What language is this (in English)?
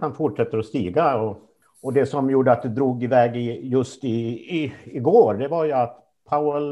Swedish